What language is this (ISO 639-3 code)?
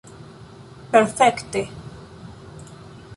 epo